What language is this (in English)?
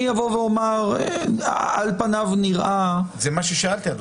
Hebrew